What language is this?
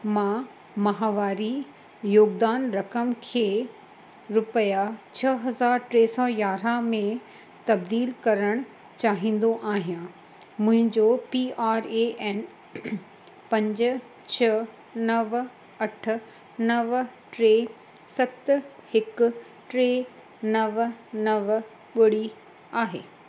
Sindhi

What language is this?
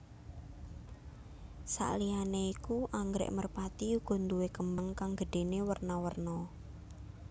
Javanese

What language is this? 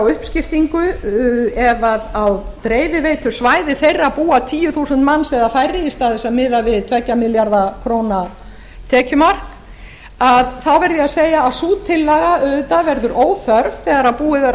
Icelandic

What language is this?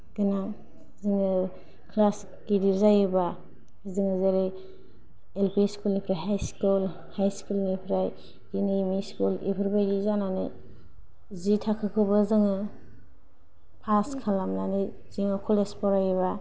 Bodo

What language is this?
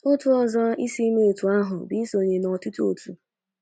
Igbo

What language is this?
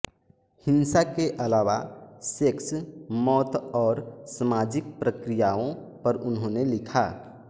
Hindi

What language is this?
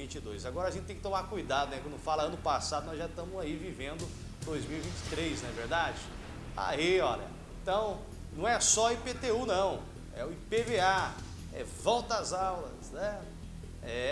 Portuguese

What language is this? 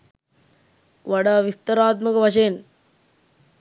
Sinhala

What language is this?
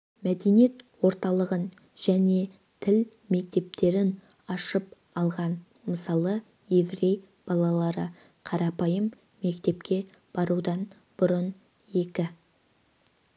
Kazakh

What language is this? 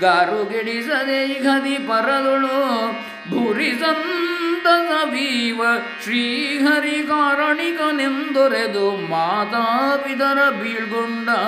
Kannada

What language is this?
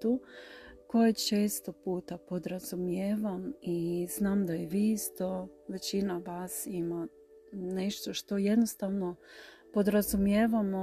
Croatian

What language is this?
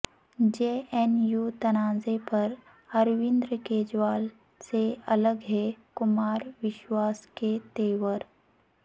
Urdu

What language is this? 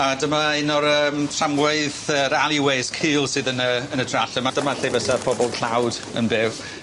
Welsh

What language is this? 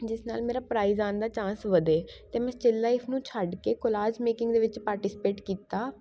Punjabi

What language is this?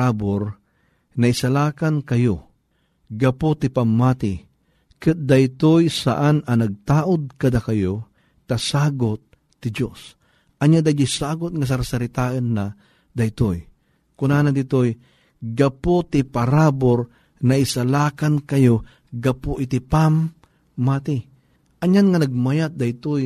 Filipino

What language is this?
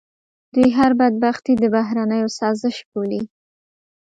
Pashto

